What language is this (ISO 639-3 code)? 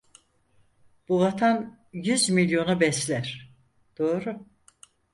tur